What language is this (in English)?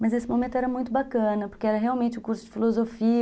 Portuguese